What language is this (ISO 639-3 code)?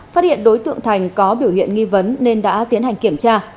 vie